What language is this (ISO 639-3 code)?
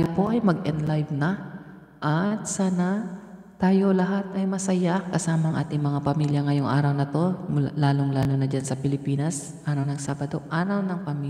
fil